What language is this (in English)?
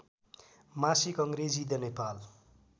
Nepali